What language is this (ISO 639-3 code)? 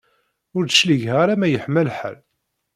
kab